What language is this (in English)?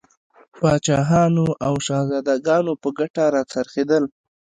Pashto